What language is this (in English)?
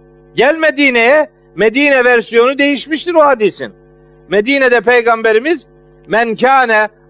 Turkish